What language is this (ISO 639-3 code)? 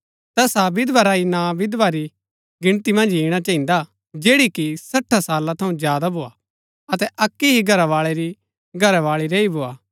gbk